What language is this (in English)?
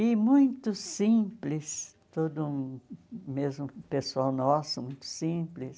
Portuguese